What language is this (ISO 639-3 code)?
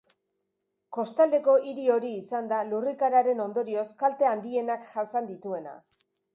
eus